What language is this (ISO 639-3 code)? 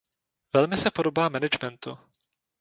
ces